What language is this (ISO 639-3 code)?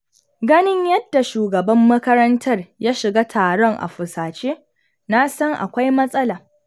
hau